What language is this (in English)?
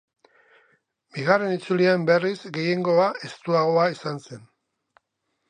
Basque